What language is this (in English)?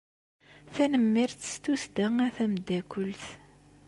Kabyle